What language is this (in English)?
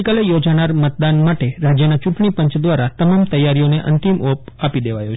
Gujarati